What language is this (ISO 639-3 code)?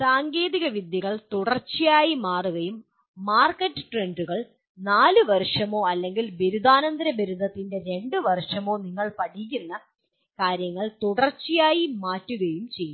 mal